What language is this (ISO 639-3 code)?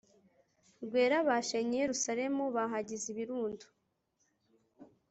kin